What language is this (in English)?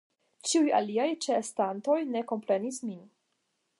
Esperanto